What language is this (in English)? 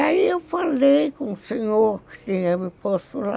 Portuguese